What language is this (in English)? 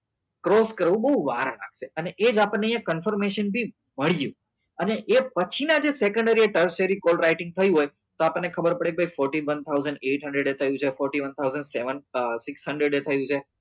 Gujarati